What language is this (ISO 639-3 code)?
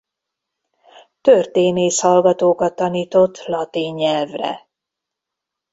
hun